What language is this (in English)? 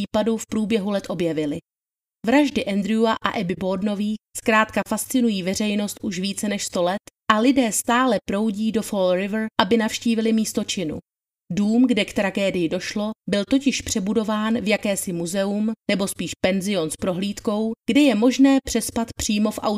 Czech